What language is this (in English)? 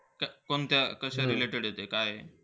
Marathi